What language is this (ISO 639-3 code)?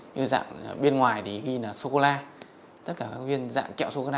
vie